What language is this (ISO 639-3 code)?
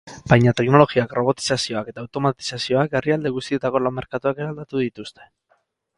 eus